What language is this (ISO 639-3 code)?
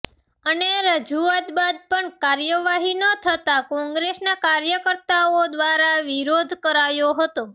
guj